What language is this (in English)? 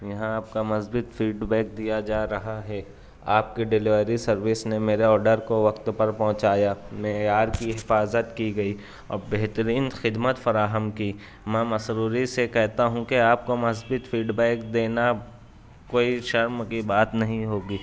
Urdu